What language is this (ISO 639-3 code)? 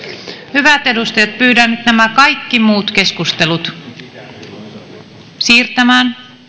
fin